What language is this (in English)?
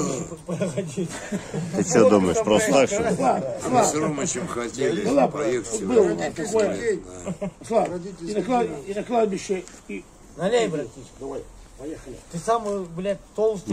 Russian